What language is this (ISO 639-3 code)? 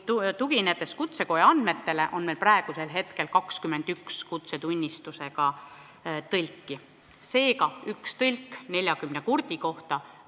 est